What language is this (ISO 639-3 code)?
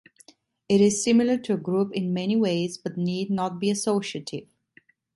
eng